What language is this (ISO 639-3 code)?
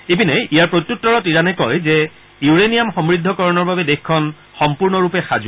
asm